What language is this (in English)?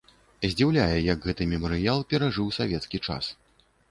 Belarusian